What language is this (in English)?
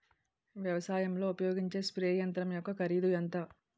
Telugu